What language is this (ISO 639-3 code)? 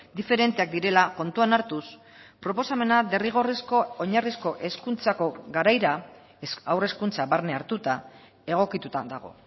eus